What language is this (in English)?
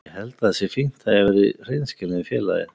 Icelandic